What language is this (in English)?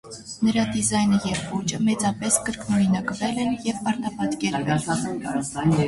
Armenian